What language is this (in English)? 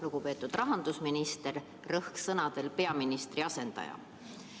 Estonian